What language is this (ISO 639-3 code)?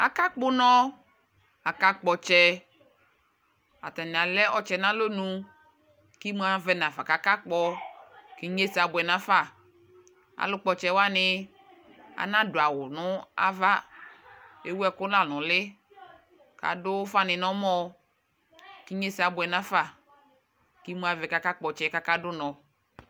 kpo